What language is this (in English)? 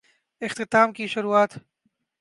Urdu